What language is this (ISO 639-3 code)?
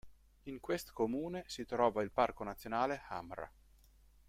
ita